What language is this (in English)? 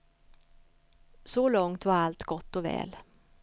Swedish